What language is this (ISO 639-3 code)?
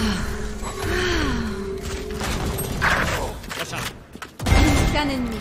fra